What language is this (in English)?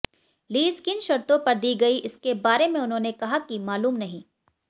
Hindi